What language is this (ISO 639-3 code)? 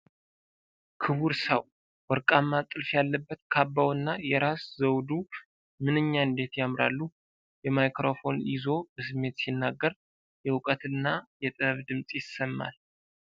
amh